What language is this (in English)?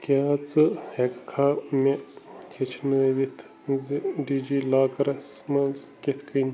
Kashmiri